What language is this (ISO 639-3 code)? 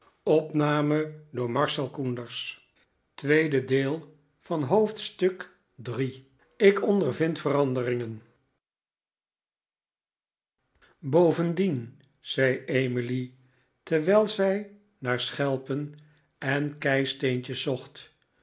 nld